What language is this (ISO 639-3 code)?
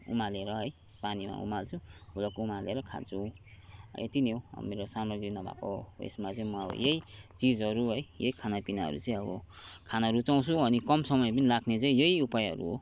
nep